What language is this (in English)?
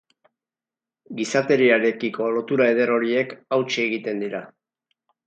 Basque